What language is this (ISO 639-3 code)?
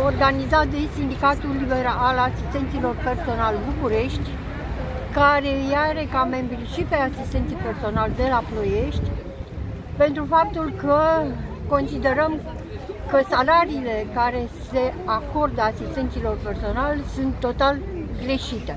ron